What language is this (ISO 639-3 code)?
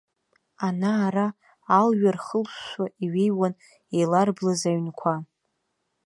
abk